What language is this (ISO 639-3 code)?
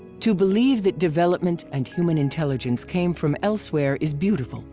eng